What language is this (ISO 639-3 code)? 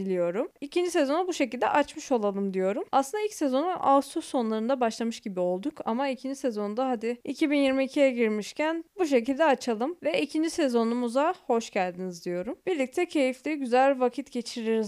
tur